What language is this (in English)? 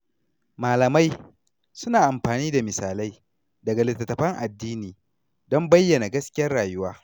Hausa